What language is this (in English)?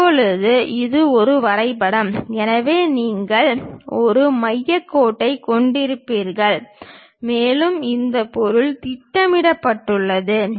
Tamil